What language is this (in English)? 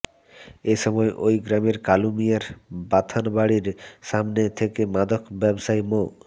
Bangla